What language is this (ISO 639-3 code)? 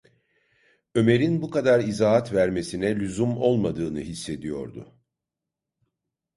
tur